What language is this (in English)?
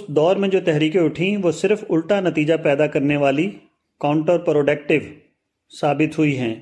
Urdu